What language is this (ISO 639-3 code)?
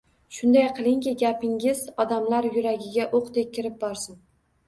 uzb